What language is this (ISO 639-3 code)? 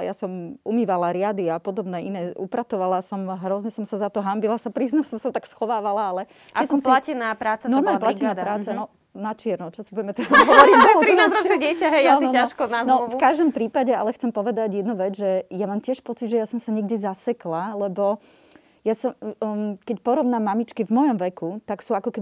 slk